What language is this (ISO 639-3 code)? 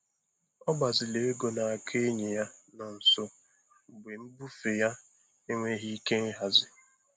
ibo